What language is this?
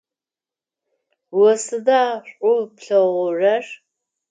Adyghe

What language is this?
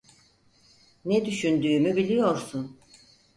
Turkish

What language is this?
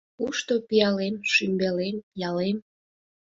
Mari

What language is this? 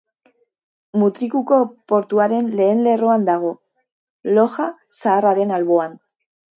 Basque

